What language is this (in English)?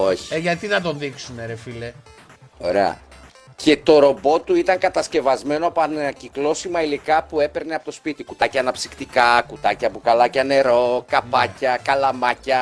Greek